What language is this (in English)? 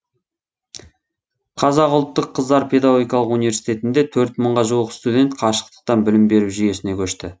Kazakh